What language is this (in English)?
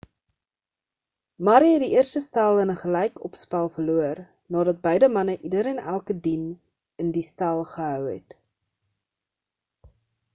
Afrikaans